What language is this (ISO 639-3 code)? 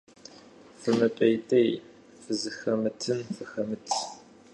kbd